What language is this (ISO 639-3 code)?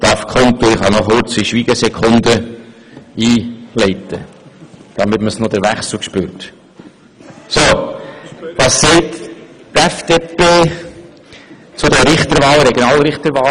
gsw